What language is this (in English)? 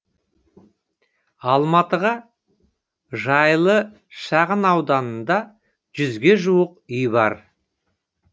Kazakh